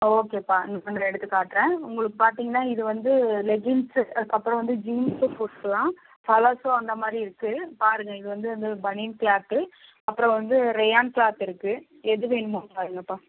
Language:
Tamil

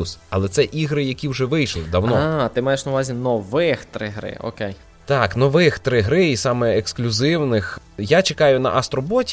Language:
Ukrainian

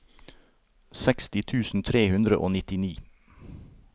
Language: Norwegian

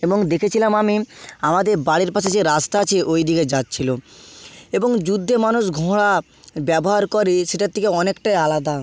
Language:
Bangla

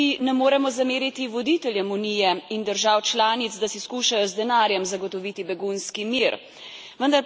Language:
Slovenian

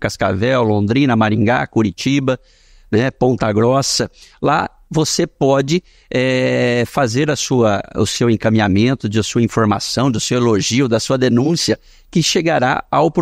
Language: Portuguese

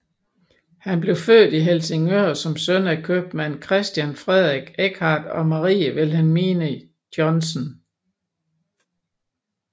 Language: Danish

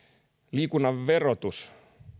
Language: Finnish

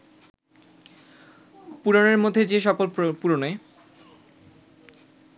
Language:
Bangla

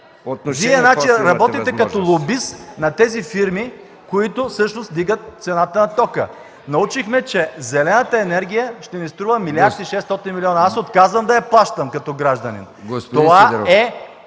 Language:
Bulgarian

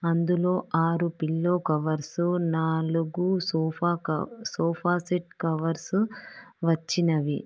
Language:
Telugu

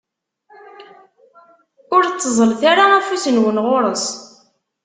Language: Kabyle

